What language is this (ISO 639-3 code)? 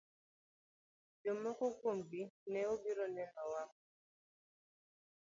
luo